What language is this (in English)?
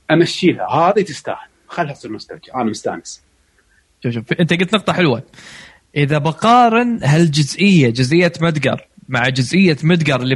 Arabic